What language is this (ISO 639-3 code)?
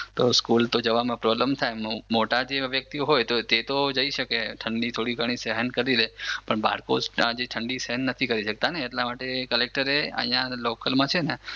guj